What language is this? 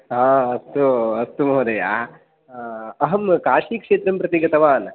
Sanskrit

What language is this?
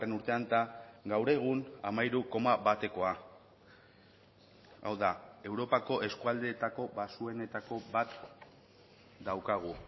Basque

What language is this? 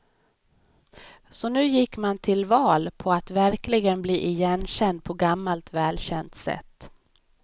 Swedish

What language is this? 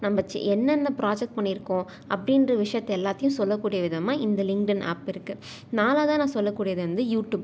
Tamil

